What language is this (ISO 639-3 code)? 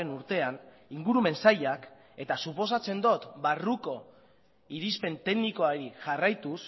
eus